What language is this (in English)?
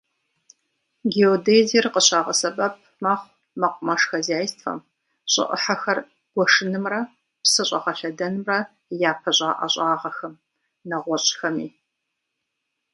Kabardian